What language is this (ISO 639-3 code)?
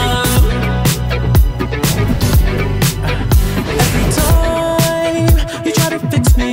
spa